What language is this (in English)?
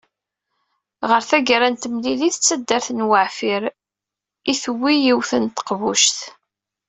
Kabyle